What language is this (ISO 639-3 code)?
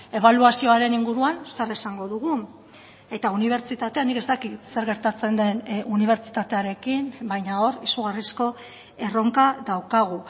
eus